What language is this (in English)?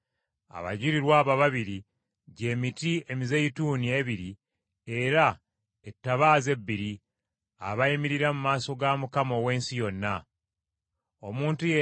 Ganda